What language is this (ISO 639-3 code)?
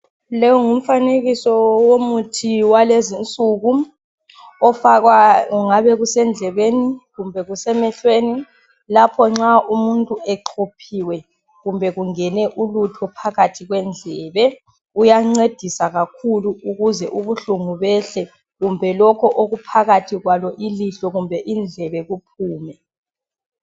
nde